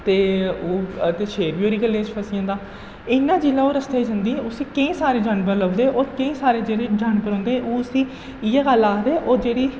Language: Dogri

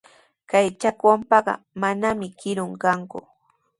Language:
Sihuas Ancash Quechua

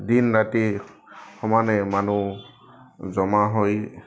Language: Assamese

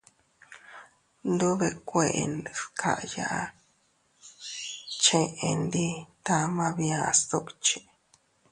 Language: Teutila Cuicatec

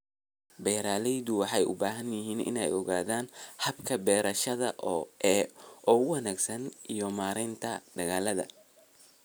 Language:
Somali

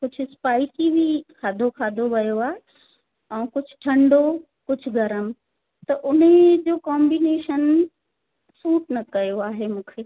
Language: Sindhi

